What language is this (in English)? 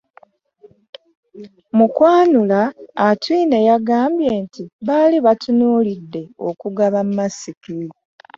Ganda